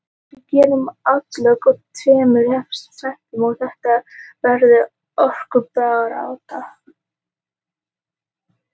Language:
Icelandic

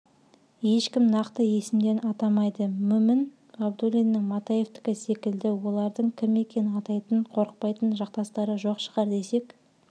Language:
Kazakh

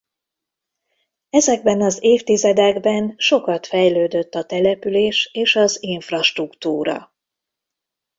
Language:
Hungarian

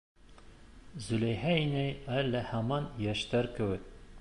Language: Bashkir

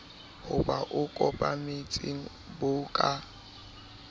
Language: Southern Sotho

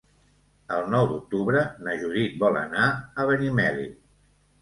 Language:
Catalan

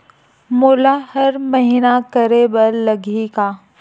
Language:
Chhattisgarhi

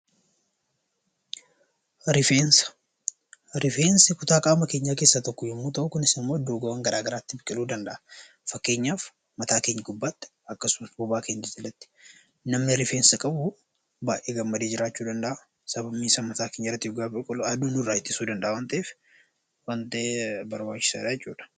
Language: Oromo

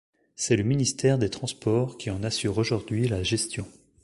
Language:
French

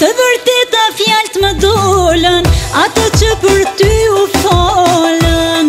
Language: Romanian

